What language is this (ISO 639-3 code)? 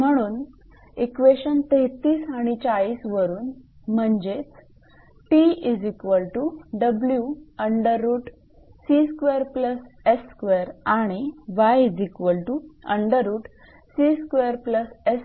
mar